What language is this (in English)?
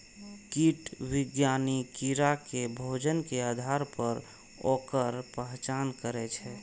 Maithili